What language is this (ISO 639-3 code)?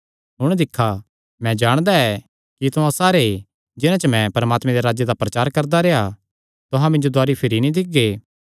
xnr